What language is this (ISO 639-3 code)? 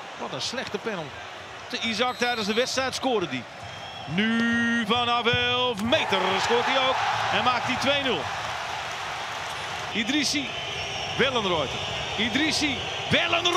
nld